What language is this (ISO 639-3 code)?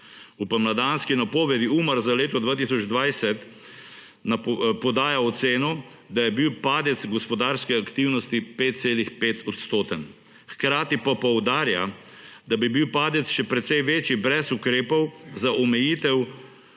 slv